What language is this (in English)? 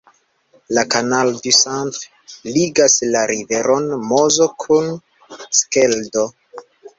Esperanto